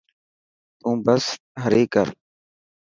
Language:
Dhatki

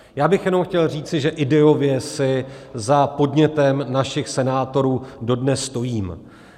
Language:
Czech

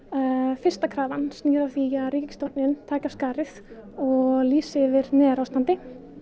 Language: Icelandic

